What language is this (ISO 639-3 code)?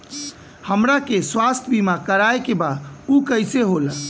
bho